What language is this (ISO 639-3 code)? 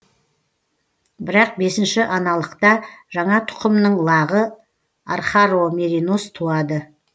kaz